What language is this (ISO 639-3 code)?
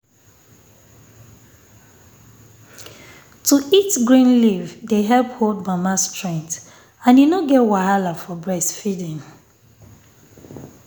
pcm